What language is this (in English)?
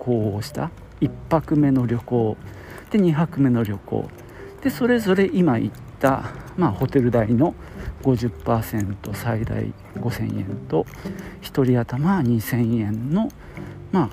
Japanese